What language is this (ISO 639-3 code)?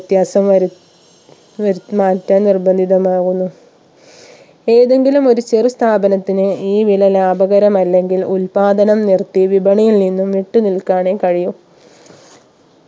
mal